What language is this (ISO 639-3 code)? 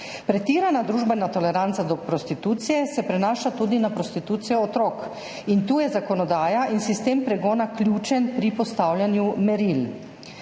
slv